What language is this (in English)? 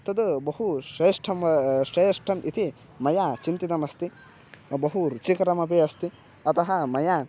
Sanskrit